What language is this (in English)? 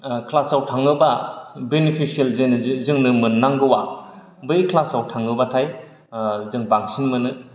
Bodo